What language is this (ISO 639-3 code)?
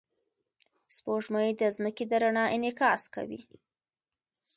pus